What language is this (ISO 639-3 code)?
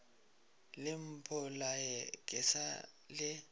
nso